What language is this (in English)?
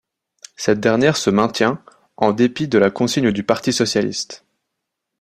French